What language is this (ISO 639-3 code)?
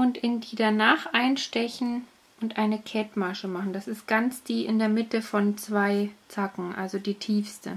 deu